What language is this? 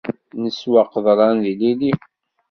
Kabyle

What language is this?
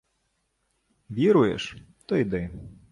Ukrainian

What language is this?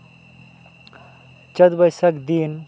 Santali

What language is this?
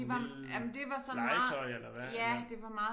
Danish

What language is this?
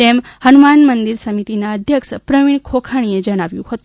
Gujarati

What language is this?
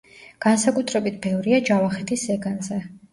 Georgian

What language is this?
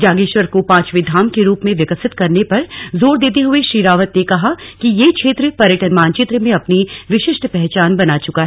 Hindi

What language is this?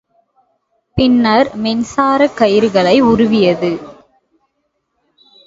Tamil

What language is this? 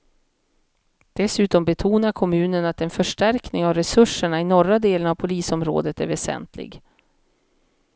Swedish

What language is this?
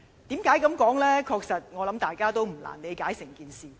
Cantonese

